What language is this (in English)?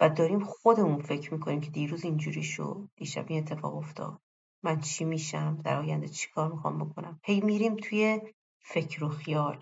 Persian